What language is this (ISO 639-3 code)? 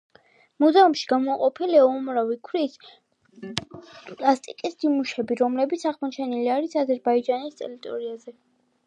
kat